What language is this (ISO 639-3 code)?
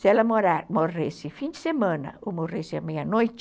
por